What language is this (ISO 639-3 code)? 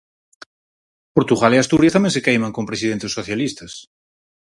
glg